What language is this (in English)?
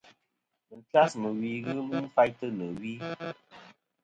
Kom